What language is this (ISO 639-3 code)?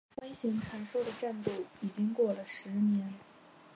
zho